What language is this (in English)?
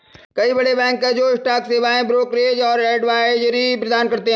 Hindi